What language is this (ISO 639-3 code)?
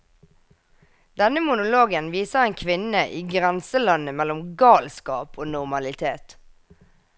nor